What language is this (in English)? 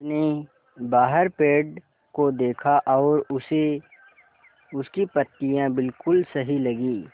Hindi